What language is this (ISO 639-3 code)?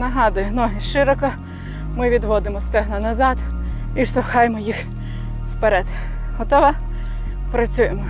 ukr